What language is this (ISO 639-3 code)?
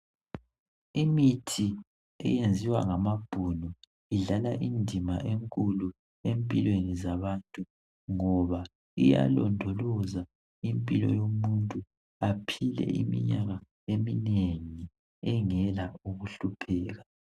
nde